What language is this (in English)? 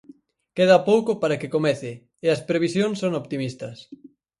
Galician